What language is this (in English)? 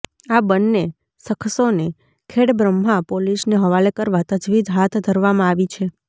Gujarati